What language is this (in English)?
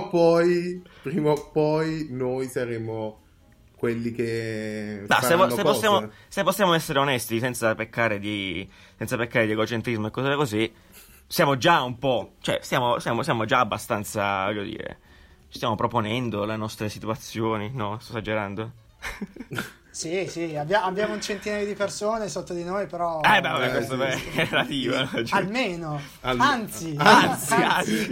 Italian